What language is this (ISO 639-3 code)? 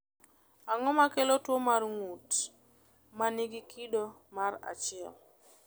luo